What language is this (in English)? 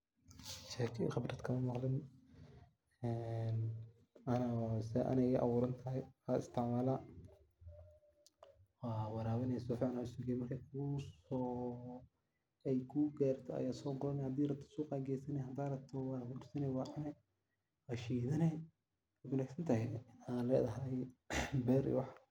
Somali